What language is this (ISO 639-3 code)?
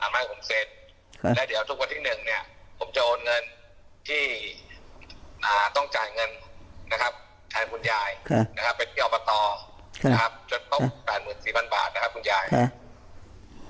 tha